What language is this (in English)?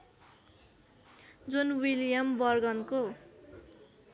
Nepali